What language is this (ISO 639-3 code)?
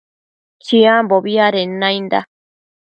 mcf